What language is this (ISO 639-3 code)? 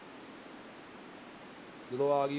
pan